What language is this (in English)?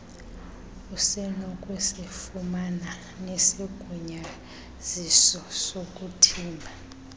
Xhosa